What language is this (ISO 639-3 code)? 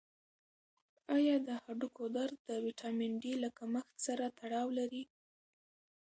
pus